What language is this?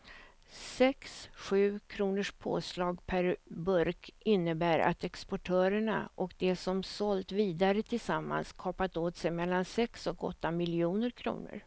Swedish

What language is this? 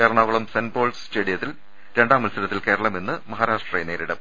Malayalam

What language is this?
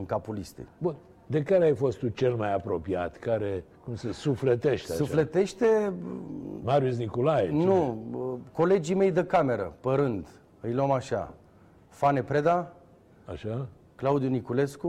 Romanian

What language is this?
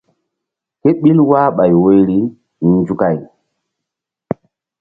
Mbum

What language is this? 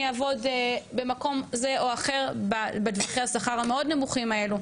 Hebrew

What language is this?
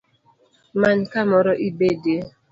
Luo (Kenya and Tanzania)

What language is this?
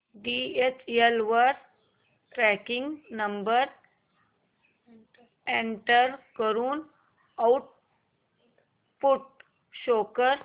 Marathi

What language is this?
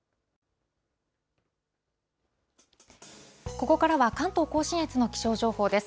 Japanese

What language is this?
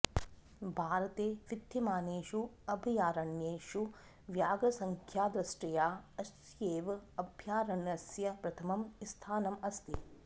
Sanskrit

